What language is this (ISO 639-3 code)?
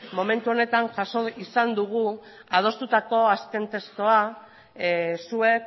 eus